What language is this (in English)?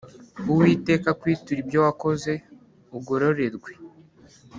Kinyarwanda